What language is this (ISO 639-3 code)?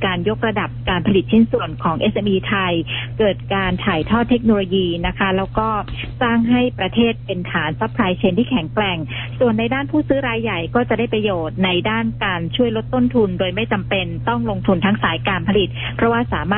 tha